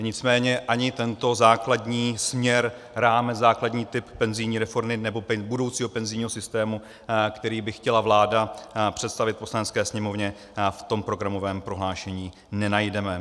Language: Czech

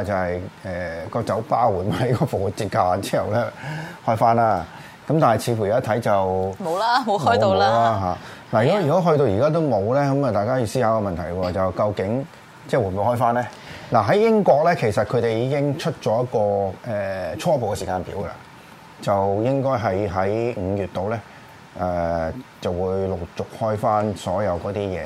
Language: Chinese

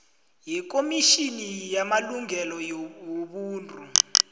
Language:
South Ndebele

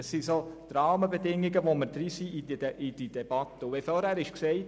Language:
Swiss German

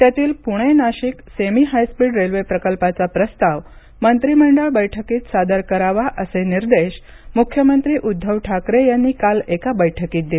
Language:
Marathi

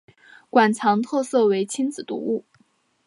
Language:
Chinese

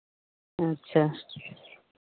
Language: Santali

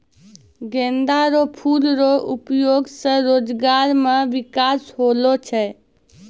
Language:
Maithili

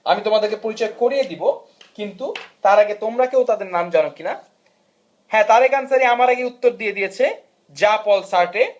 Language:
Bangla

